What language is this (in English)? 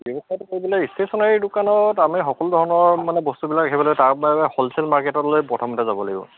Assamese